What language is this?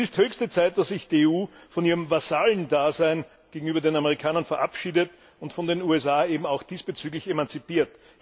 German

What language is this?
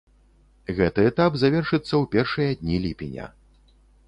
Belarusian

